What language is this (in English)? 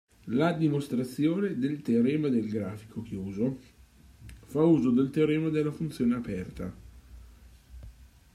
Italian